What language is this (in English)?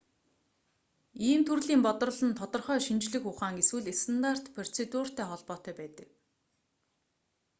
Mongolian